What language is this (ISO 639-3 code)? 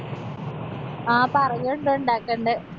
mal